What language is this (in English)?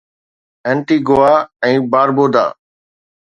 Sindhi